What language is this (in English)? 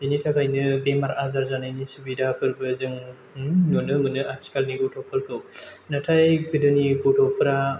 Bodo